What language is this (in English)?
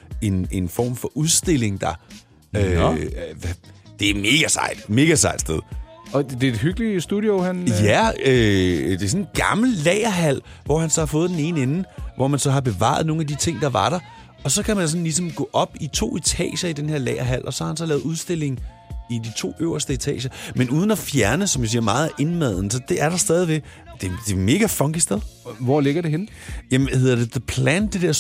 Danish